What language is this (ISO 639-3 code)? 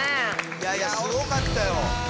jpn